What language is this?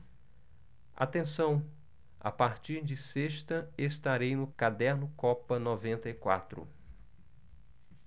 Portuguese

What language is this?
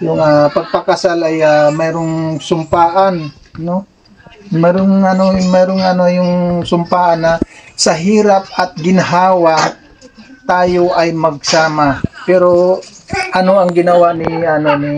Filipino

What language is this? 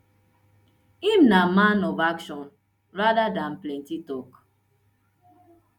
Nigerian Pidgin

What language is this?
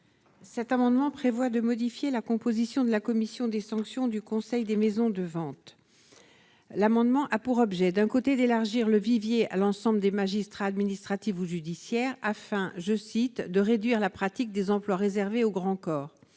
French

